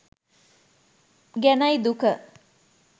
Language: Sinhala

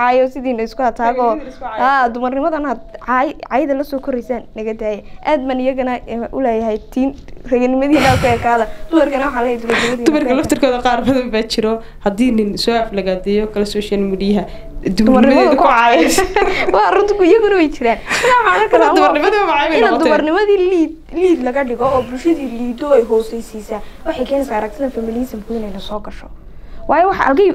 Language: Arabic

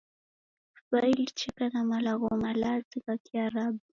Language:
Taita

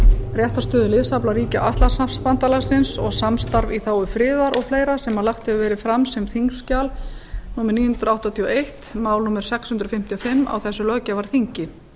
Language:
Icelandic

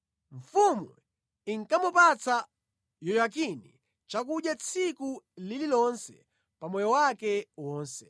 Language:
Nyanja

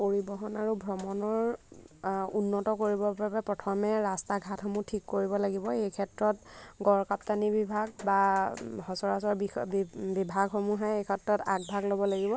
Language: Assamese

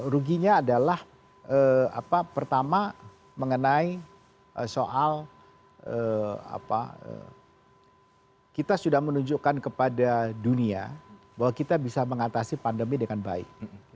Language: Indonesian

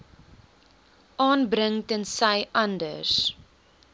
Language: Afrikaans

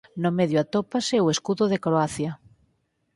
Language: Galician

